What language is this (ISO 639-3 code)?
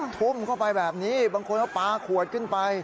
tha